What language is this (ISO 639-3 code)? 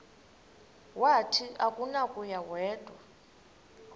xho